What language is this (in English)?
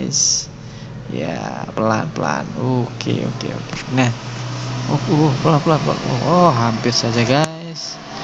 Indonesian